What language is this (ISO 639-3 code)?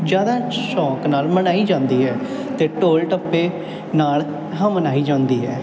pan